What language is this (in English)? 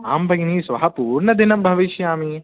Sanskrit